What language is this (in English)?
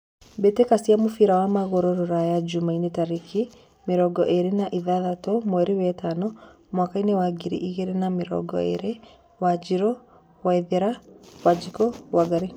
Kikuyu